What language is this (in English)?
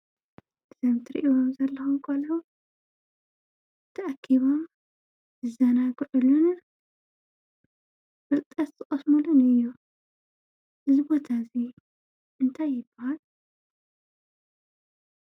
Tigrinya